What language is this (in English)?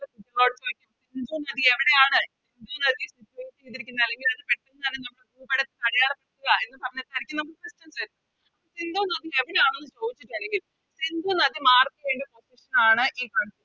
Malayalam